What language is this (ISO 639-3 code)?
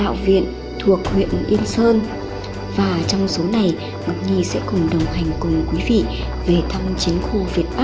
vie